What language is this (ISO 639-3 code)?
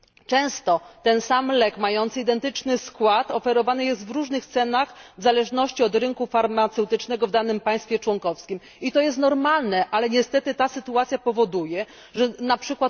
pol